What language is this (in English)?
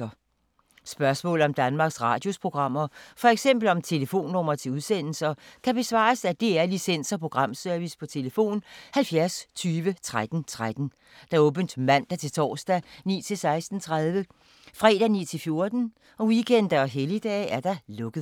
Danish